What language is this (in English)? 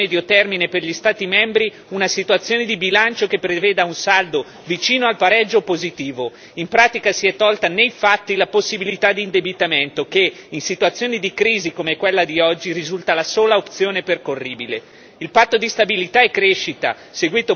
Italian